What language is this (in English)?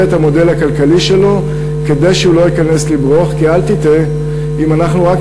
Hebrew